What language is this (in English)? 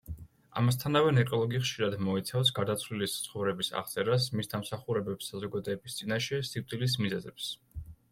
Georgian